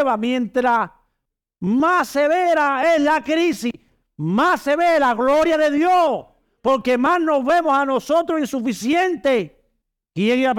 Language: Spanish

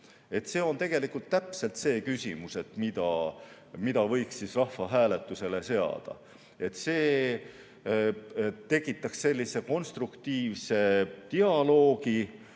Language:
Estonian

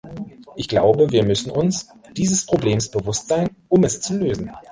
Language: German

